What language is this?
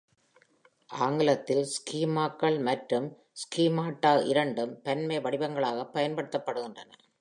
Tamil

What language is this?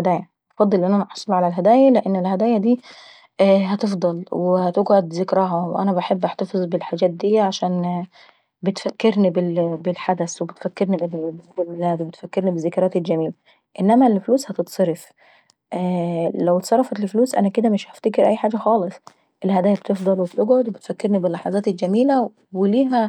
Saidi Arabic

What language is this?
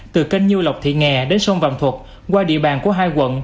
Vietnamese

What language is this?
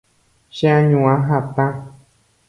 Guarani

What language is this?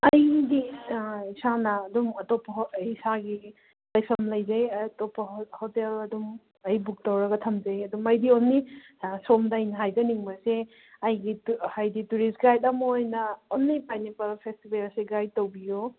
Manipuri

